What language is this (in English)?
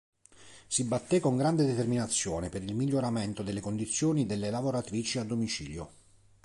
Italian